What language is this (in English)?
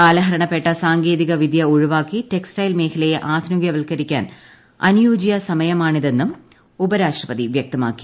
Malayalam